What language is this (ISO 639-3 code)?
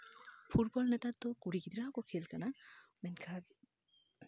sat